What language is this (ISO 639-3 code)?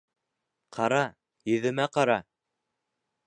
bak